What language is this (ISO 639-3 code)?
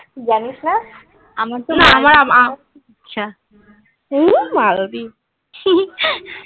ben